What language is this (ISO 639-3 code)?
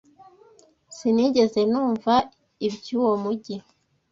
kin